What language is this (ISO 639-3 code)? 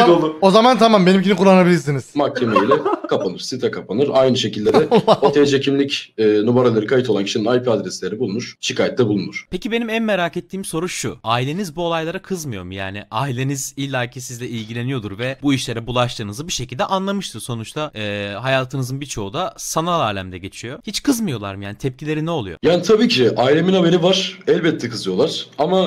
tur